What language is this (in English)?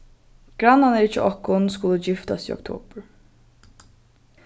Faroese